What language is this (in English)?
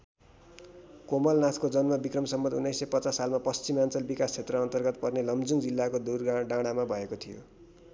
Nepali